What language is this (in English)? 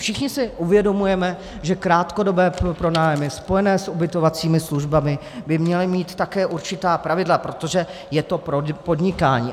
Czech